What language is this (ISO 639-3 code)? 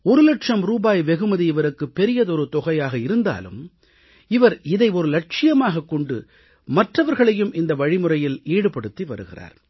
tam